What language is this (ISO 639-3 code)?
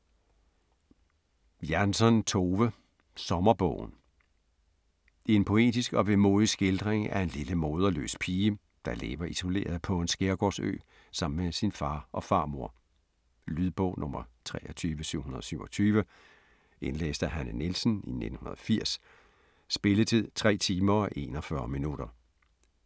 dan